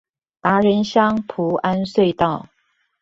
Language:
Chinese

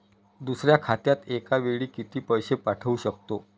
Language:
Marathi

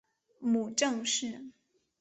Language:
Chinese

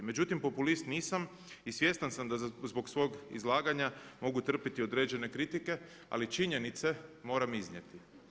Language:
Croatian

